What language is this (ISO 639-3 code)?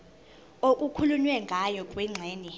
zul